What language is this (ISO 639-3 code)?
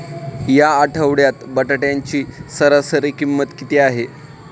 mar